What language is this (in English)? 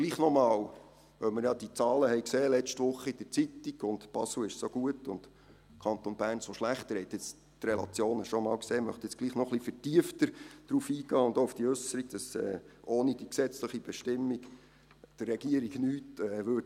Swiss German